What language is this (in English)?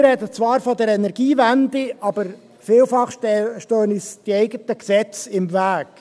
Swiss German